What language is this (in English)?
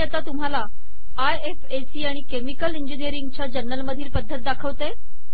Marathi